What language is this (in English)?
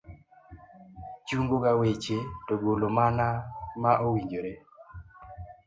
Luo (Kenya and Tanzania)